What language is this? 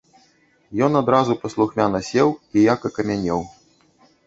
Belarusian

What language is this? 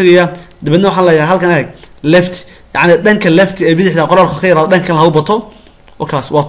Arabic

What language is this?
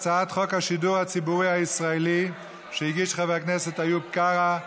Hebrew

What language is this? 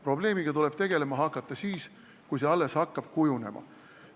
Estonian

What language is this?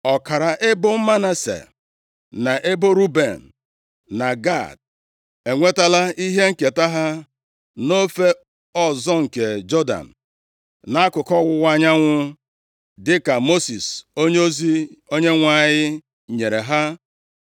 Igbo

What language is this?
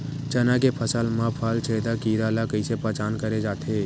Chhattisgarhi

